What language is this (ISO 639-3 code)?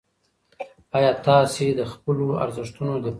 pus